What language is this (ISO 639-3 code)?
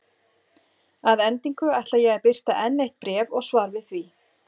isl